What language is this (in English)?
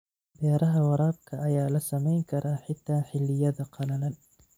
Somali